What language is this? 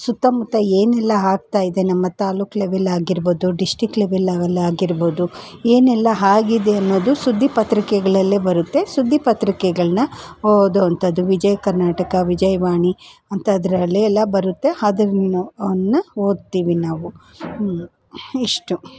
Kannada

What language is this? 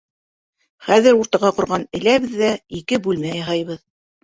Bashkir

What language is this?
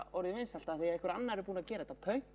Icelandic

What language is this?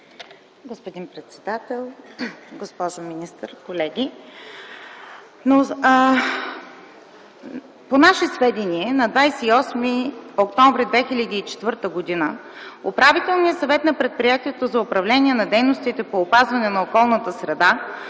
Bulgarian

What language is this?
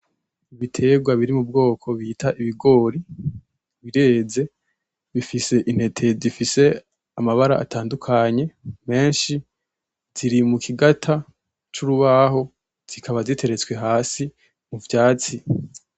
Rundi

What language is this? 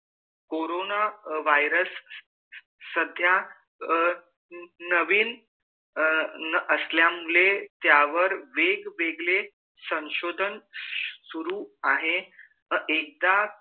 Marathi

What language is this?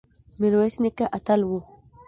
Pashto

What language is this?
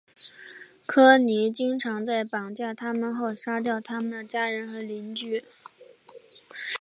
Chinese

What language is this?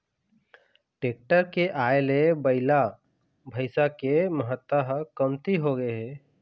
Chhattisgarhi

